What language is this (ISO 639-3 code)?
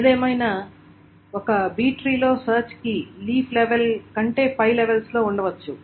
tel